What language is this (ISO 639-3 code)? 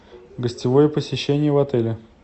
rus